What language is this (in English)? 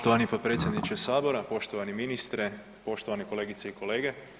Croatian